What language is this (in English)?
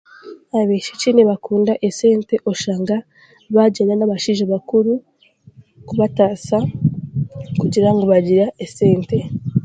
Chiga